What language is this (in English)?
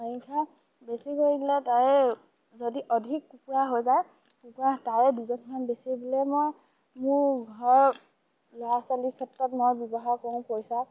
Assamese